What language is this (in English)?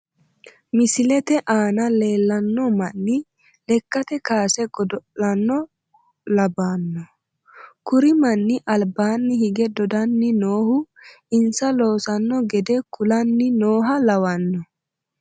Sidamo